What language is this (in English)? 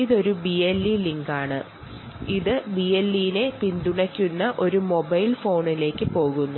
Malayalam